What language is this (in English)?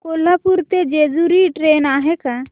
Marathi